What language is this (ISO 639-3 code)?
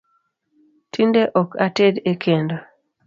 luo